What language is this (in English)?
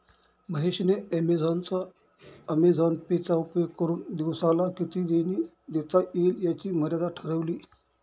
Marathi